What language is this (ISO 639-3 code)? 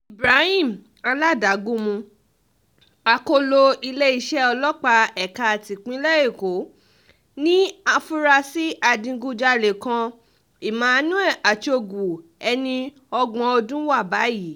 yor